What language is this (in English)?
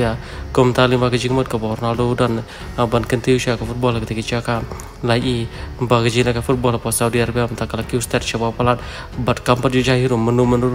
Indonesian